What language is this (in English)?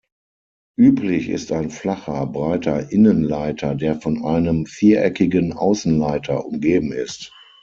German